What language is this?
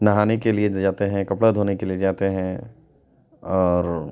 Urdu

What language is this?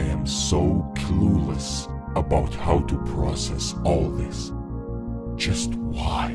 English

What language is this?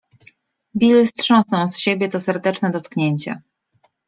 Polish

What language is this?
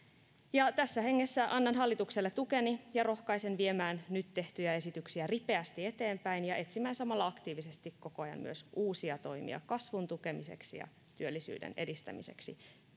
Finnish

